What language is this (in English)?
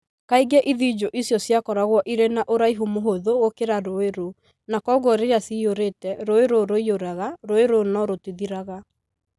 Kikuyu